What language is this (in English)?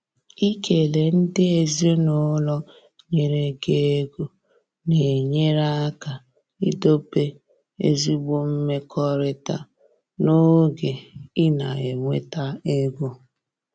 Igbo